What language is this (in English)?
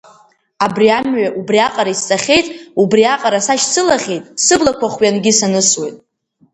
Abkhazian